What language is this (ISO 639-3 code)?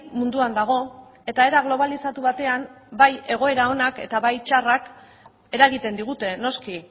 eus